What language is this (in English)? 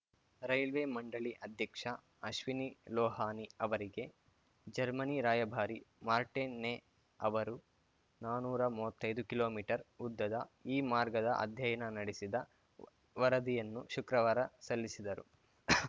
Kannada